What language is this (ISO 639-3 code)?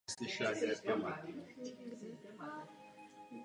ces